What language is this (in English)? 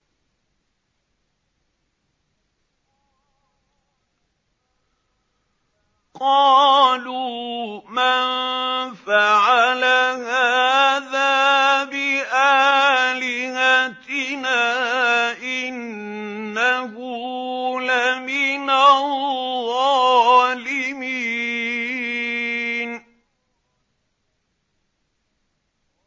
Arabic